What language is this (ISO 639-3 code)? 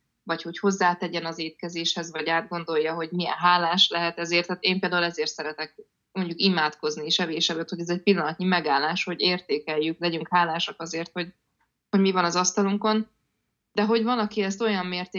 hun